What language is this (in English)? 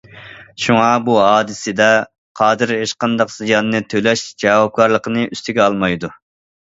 Uyghur